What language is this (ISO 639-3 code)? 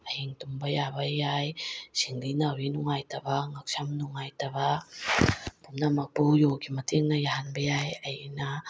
mni